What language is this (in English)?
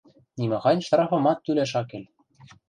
Western Mari